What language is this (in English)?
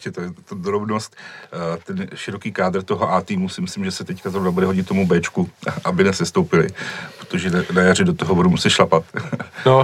Czech